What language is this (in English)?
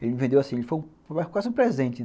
Portuguese